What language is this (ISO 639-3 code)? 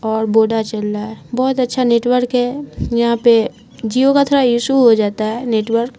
urd